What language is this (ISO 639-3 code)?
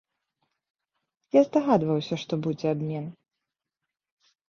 bel